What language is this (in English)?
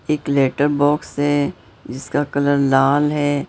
Hindi